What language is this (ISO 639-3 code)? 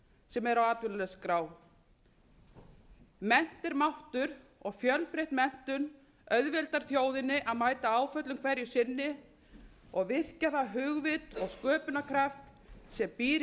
isl